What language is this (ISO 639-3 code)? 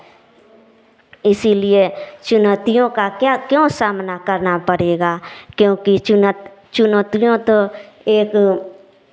hin